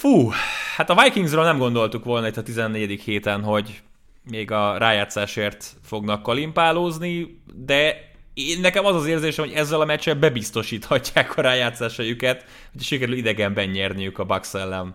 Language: Hungarian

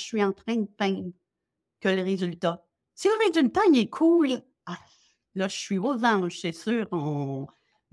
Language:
French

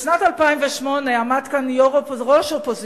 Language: Hebrew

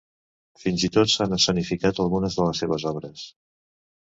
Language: Catalan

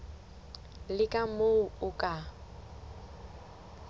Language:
Southern Sotho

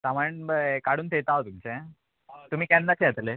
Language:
Konkani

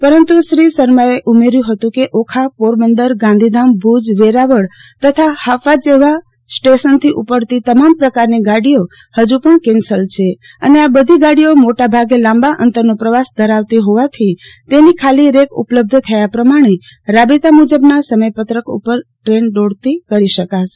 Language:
Gujarati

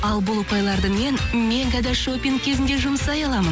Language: Kazakh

